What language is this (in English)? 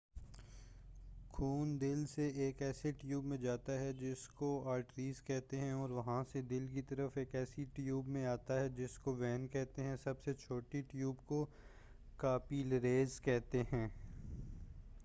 Urdu